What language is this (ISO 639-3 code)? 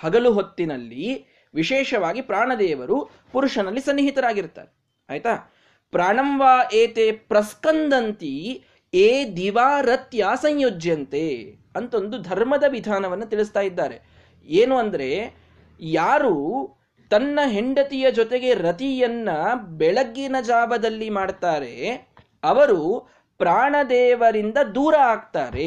kan